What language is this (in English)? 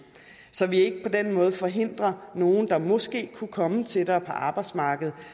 Danish